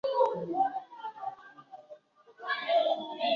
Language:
Swahili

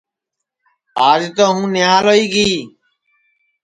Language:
Sansi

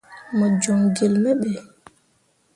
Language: Mundang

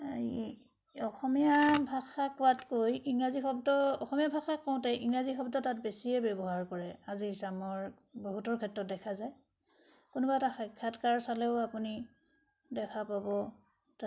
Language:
Assamese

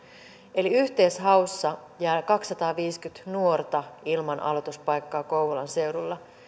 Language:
Finnish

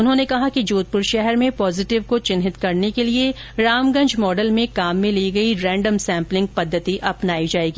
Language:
Hindi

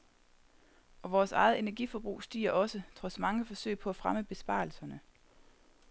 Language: Danish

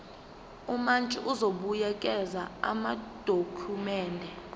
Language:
Zulu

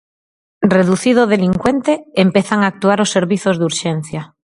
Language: Galician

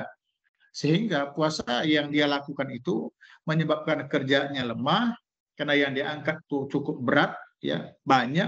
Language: Indonesian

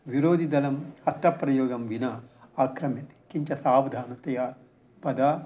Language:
Sanskrit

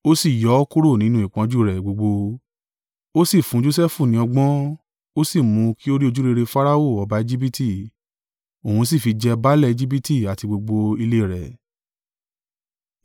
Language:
Yoruba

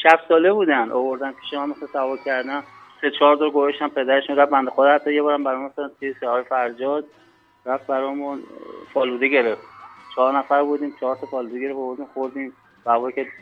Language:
Persian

